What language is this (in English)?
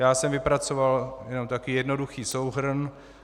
Czech